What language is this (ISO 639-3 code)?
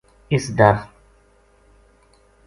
gju